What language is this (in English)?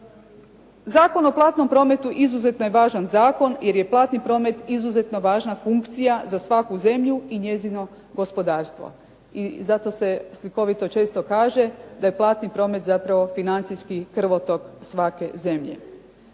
Croatian